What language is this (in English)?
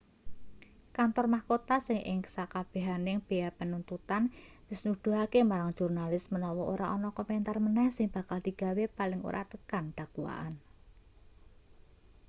Javanese